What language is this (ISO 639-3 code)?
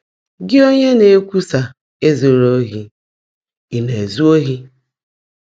ibo